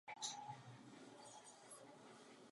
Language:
Czech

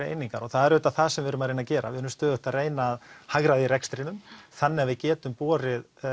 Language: Icelandic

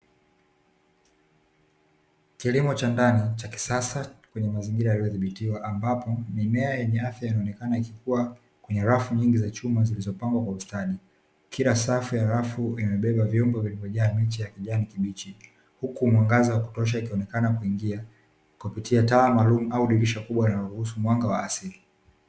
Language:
Swahili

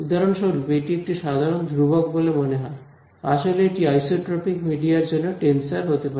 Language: Bangla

